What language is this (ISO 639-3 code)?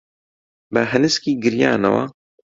ckb